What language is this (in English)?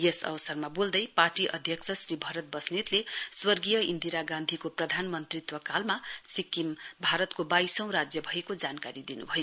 Nepali